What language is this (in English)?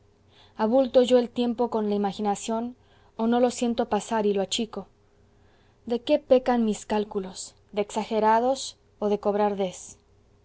Spanish